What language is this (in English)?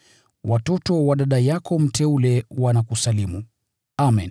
Swahili